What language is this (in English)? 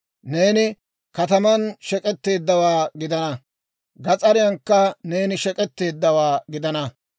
Dawro